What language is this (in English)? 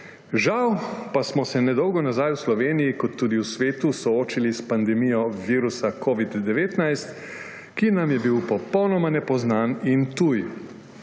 Slovenian